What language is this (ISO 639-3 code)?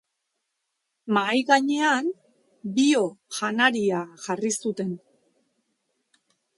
eus